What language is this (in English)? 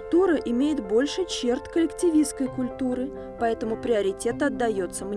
Russian